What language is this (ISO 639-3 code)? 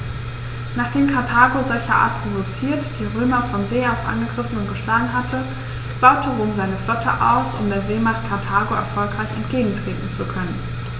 deu